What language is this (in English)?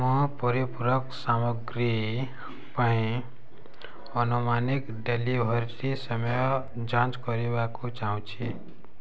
Odia